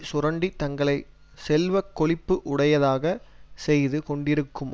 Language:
Tamil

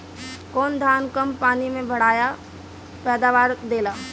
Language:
Bhojpuri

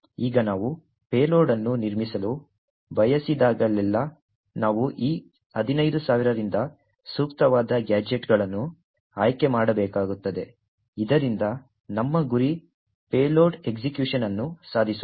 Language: Kannada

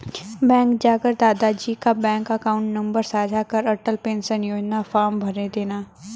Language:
Hindi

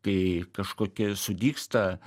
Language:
Lithuanian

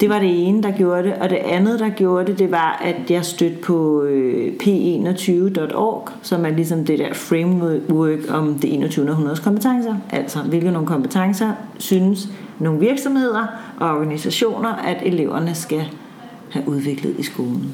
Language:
Danish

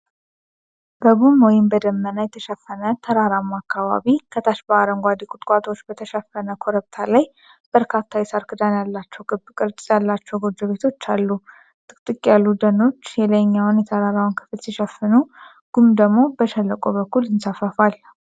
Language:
Amharic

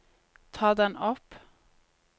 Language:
Norwegian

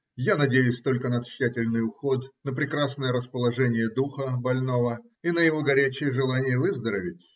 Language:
Russian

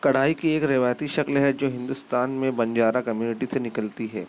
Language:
Urdu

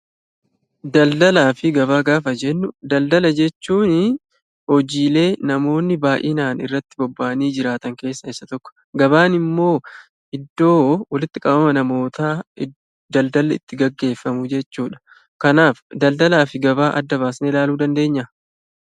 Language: Oromo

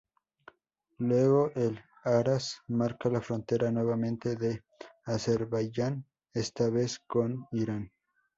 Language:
Spanish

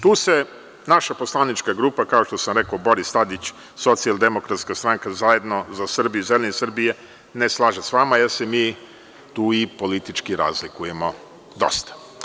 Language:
Serbian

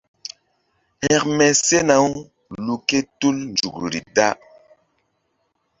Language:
Mbum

